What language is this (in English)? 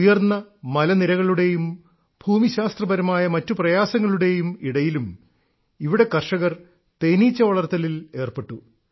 Malayalam